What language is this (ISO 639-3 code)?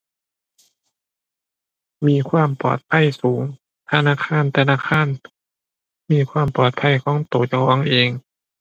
tha